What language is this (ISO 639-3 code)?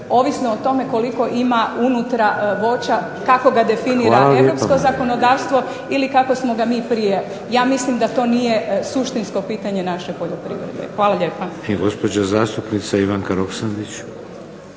hrv